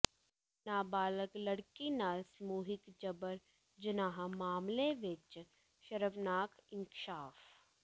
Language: Punjabi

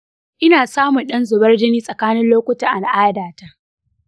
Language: Hausa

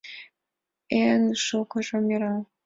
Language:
Mari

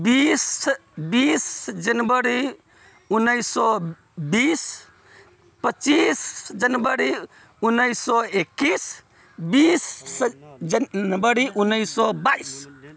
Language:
Maithili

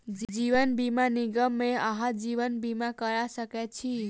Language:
Maithili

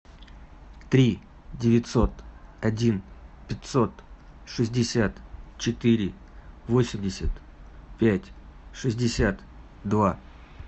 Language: Russian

